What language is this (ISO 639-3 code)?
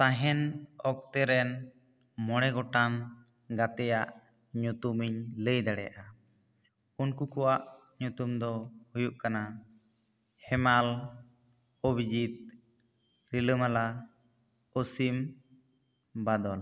sat